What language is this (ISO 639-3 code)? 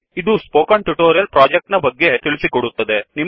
kan